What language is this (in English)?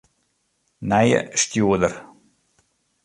Western Frisian